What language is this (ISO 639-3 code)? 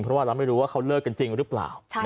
tha